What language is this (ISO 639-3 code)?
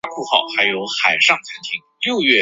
zho